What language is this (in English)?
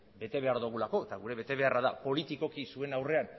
Basque